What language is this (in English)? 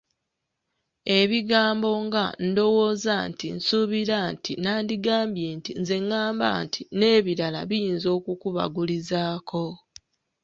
Ganda